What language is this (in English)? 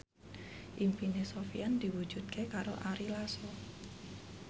Javanese